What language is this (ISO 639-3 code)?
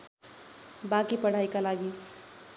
nep